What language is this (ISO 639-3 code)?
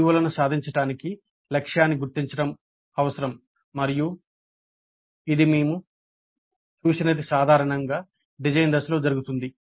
tel